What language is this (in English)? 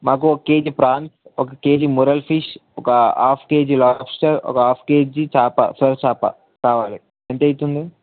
Telugu